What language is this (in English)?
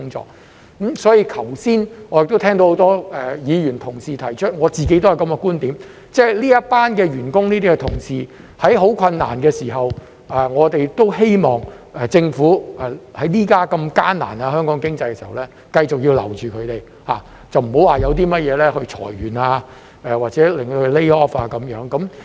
Cantonese